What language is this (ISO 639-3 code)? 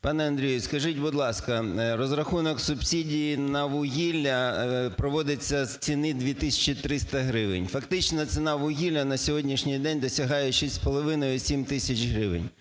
ukr